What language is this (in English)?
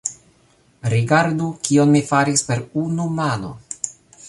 Esperanto